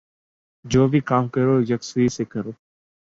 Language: Urdu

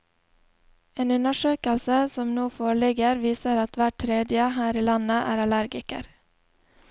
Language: Norwegian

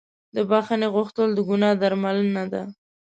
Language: Pashto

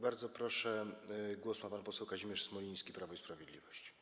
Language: Polish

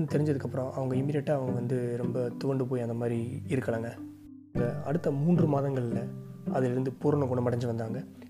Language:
Tamil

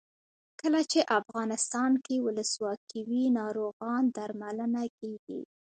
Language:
Pashto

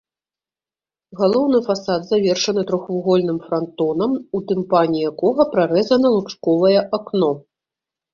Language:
Belarusian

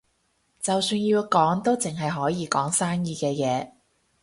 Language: Cantonese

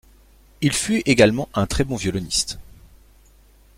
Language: French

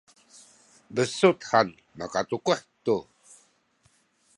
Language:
Sakizaya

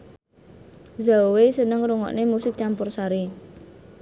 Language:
Javanese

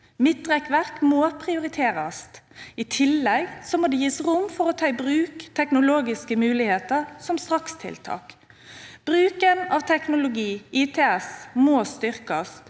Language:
Norwegian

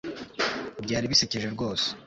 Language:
Kinyarwanda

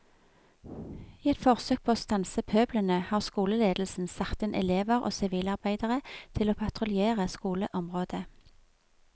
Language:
Norwegian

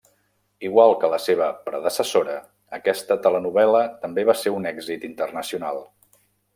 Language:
Catalan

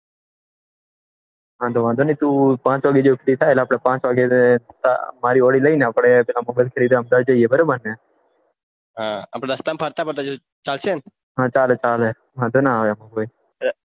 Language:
Gujarati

